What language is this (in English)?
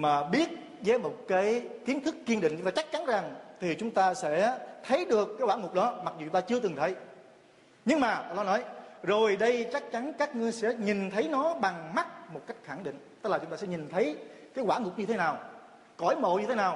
Vietnamese